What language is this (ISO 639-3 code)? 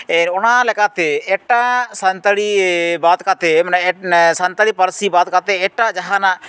sat